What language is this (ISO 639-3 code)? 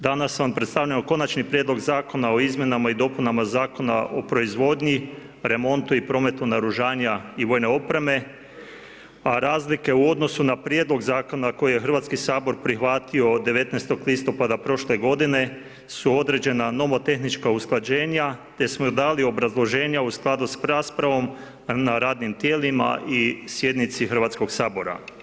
hrv